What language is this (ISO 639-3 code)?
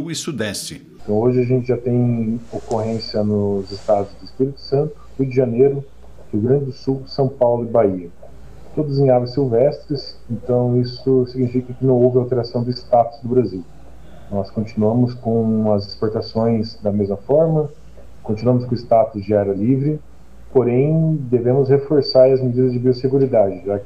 por